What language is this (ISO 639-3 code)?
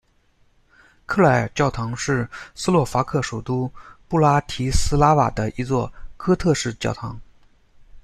zho